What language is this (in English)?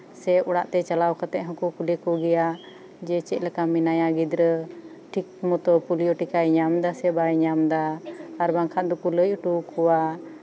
Santali